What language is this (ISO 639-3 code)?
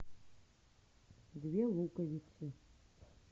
rus